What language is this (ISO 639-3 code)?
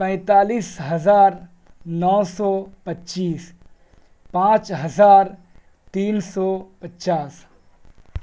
urd